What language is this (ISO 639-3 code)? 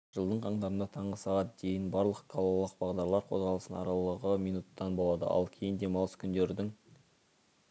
kaz